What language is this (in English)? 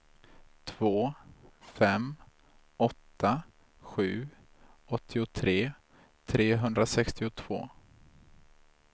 Swedish